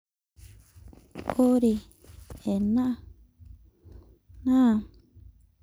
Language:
Masai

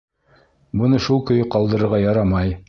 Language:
Bashkir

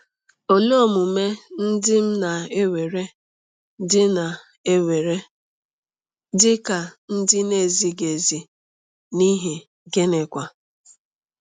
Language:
Igbo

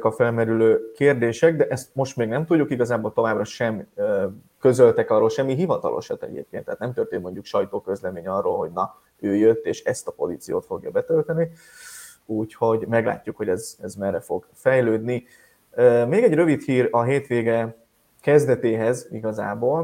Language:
Hungarian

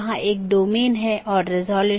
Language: Hindi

